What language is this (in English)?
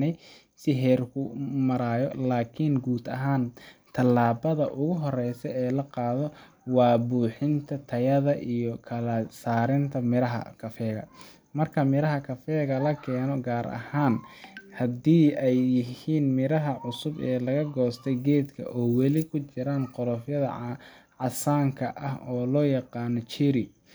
Somali